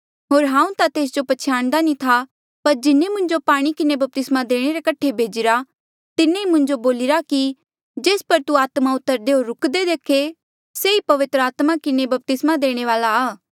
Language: Mandeali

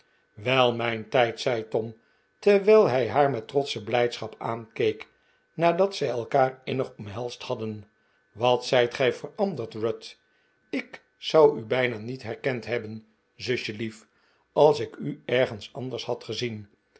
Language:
Dutch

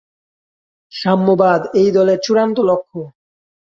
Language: Bangla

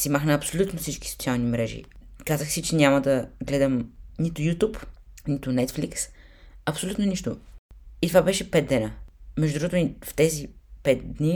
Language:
Bulgarian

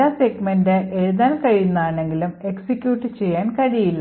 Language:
Malayalam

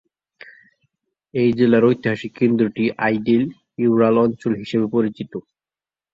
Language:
Bangla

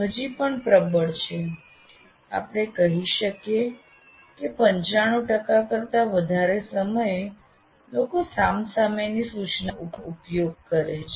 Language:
Gujarati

